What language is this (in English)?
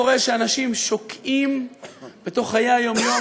Hebrew